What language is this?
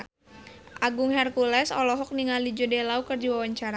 Sundanese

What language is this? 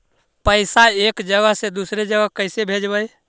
Magahi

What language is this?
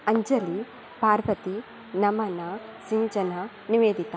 Sanskrit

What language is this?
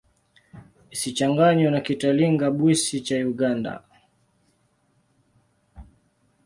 Swahili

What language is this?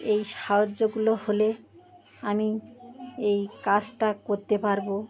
Bangla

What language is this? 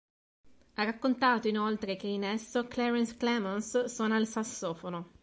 Italian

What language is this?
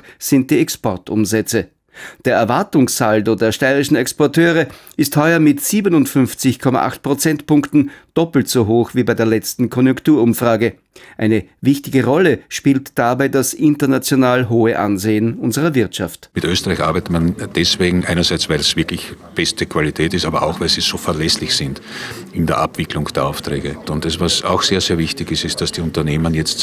German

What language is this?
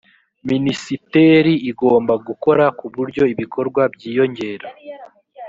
Kinyarwanda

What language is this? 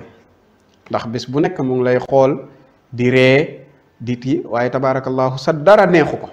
Arabic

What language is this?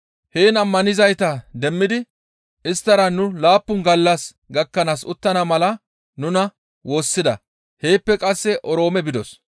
Gamo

